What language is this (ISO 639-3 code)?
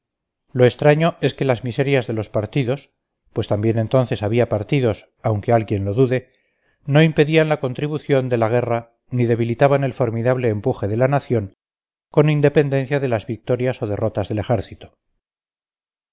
spa